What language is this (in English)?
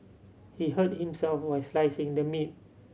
English